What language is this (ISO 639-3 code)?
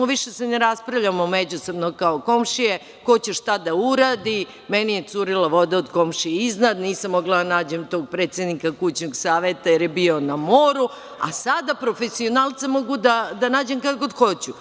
srp